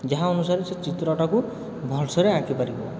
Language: Odia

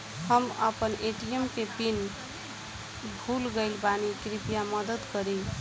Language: Bhojpuri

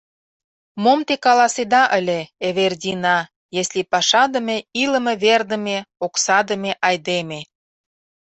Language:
Mari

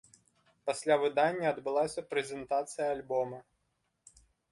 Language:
Belarusian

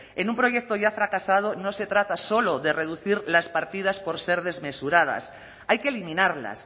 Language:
Spanish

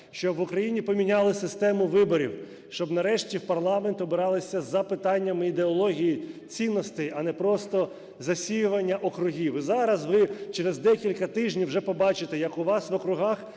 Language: Ukrainian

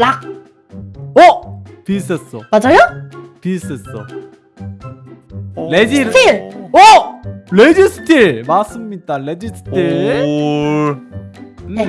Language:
Korean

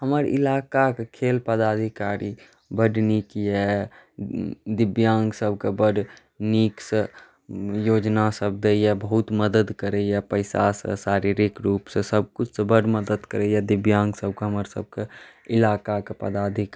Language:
Maithili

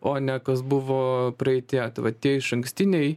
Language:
Lithuanian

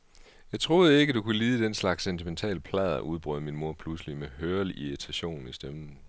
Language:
Danish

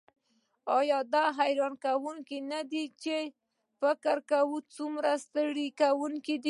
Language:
Pashto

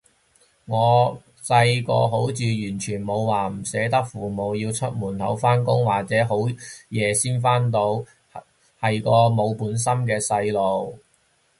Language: Cantonese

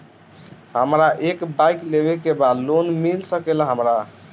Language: Bhojpuri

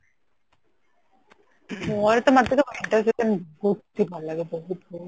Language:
Odia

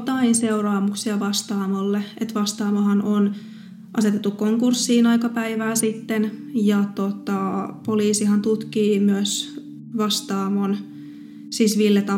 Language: Finnish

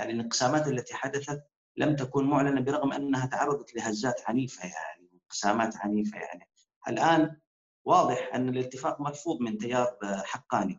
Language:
Arabic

